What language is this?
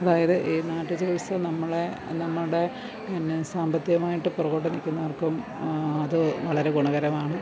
Malayalam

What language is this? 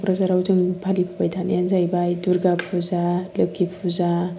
Bodo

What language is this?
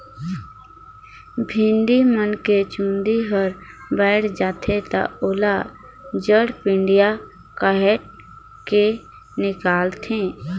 Chhattisgarhi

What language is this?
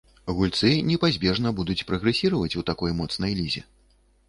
Belarusian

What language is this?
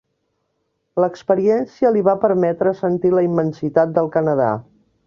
Catalan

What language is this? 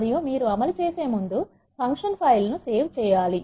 Telugu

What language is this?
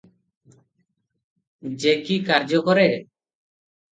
Odia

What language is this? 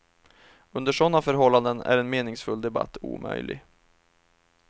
Swedish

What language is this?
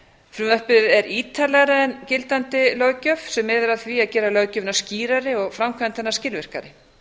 Icelandic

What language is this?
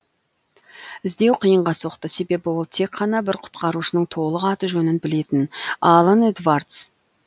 Kazakh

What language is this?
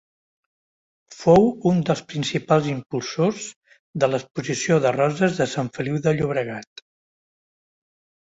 Catalan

